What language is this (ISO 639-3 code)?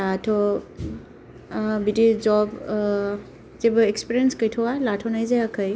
brx